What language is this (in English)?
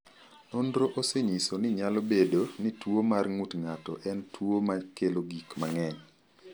Luo (Kenya and Tanzania)